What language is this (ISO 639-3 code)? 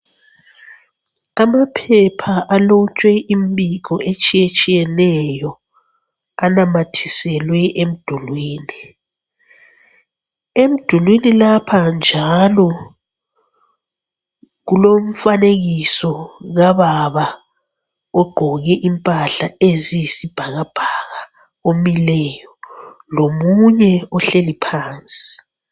nde